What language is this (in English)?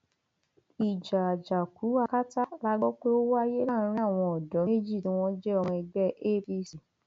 Yoruba